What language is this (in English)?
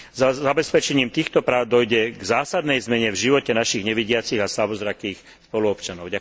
Slovak